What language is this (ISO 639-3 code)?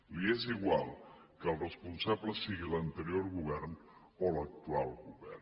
cat